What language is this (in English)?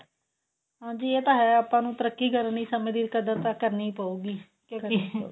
Punjabi